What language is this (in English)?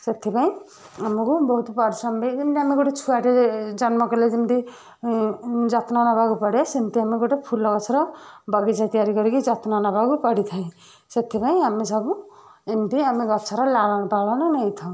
Odia